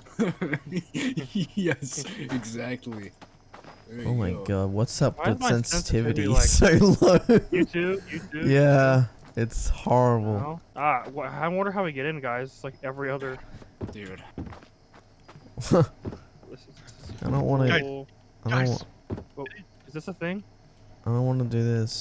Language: English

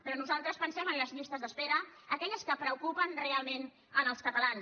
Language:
Catalan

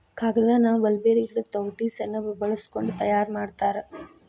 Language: Kannada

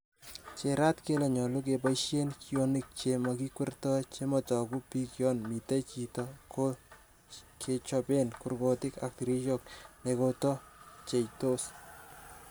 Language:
Kalenjin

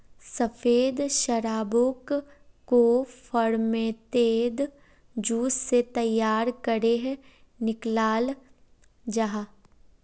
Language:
Magahi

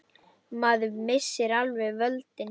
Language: Icelandic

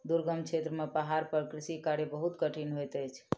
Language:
Maithili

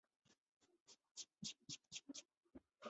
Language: Chinese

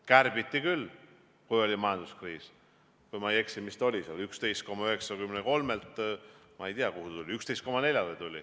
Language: Estonian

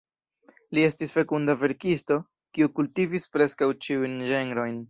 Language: Esperanto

